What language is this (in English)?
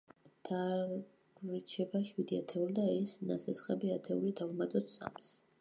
Georgian